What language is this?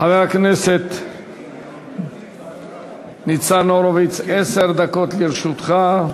Hebrew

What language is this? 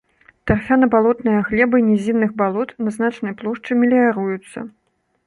Belarusian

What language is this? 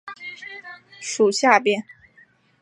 Chinese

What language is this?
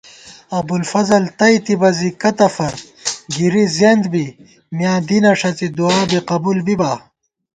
Gawar-Bati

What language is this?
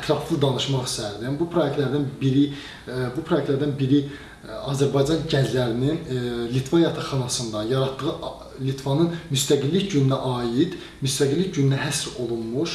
Azerbaijani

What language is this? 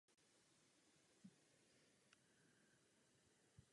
Czech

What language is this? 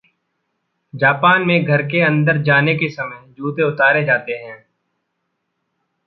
Hindi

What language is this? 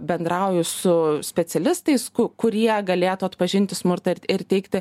Lithuanian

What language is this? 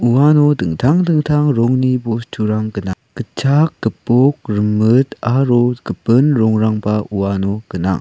Garo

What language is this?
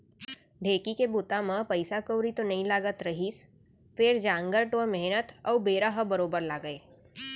Chhattisgarhi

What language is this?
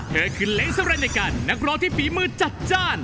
Thai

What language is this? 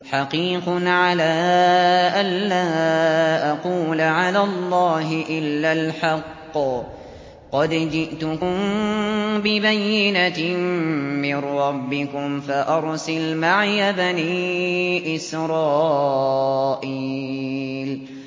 Arabic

